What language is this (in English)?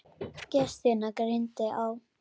Icelandic